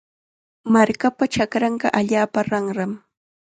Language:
Chiquián Ancash Quechua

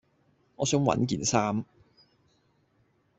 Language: Cantonese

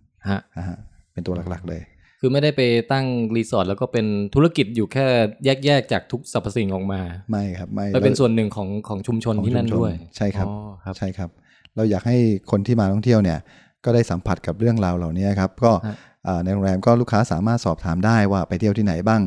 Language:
Thai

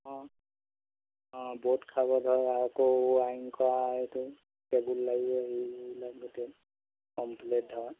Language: Assamese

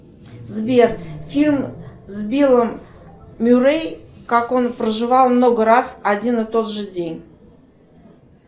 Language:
Russian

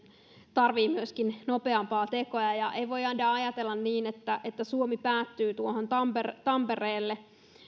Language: Finnish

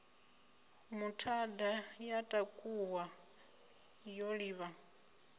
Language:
Venda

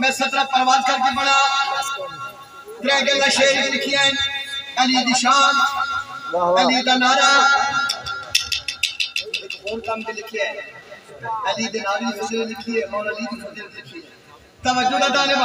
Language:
Arabic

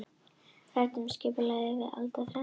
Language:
Icelandic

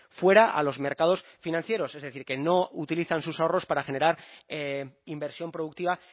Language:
Spanish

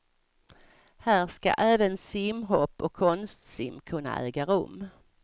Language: Swedish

